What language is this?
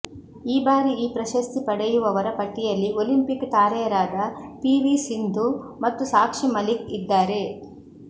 Kannada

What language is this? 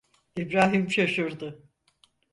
Turkish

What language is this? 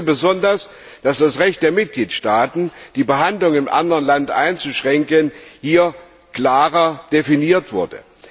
German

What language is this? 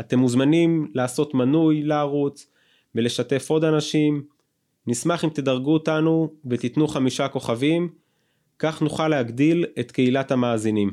Hebrew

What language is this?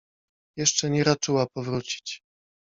Polish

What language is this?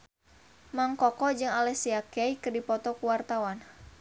Sundanese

